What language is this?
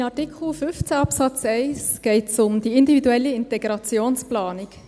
Swiss German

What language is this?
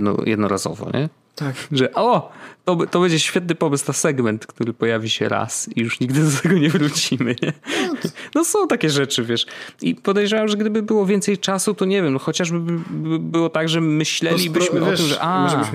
Polish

